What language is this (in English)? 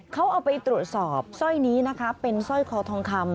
Thai